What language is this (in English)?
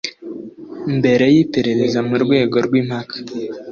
Kinyarwanda